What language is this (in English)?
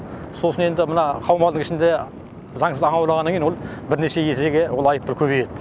Kazakh